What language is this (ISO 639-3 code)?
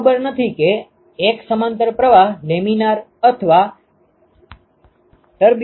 guj